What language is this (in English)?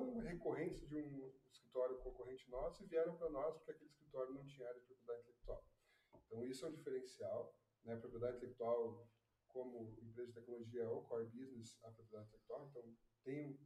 Portuguese